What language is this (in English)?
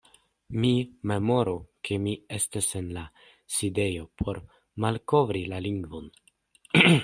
Esperanto